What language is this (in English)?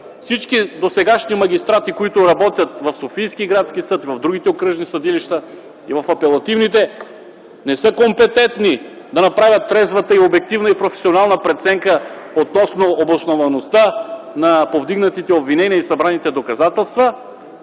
Bulgarian